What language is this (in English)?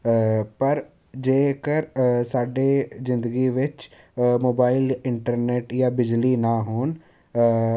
Punjabi